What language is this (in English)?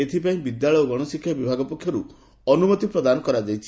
Odia